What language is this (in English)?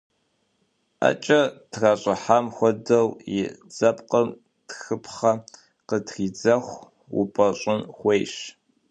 Kabardian